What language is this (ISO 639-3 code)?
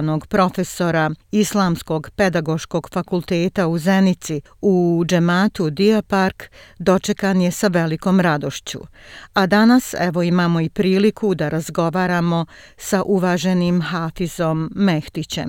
hrv